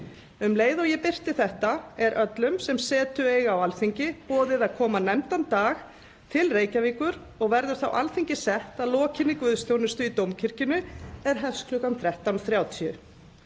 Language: Icelandic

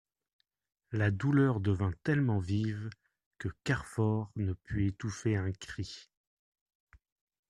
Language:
French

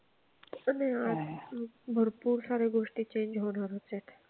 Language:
Marathi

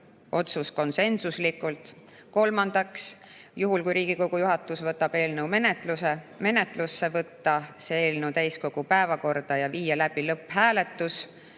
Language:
Estonian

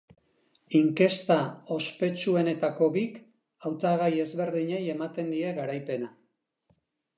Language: Basque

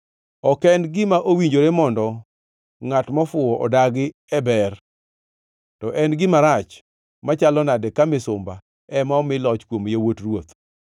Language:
Luo (Kenya and Tanzania)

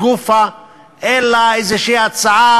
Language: Hebrew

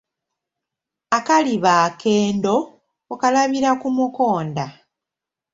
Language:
Ganda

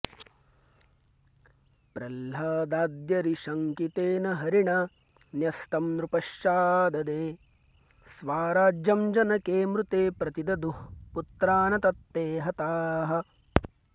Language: Sanskrit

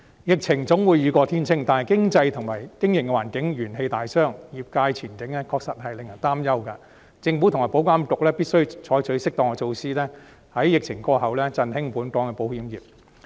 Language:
Cantonese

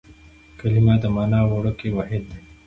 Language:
Pashto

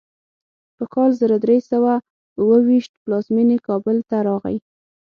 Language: Pashto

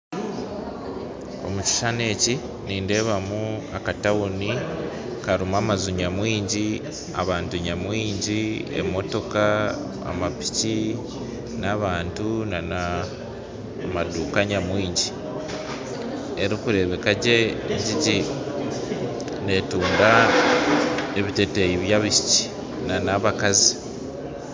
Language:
Nyankole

